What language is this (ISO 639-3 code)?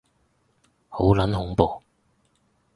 yue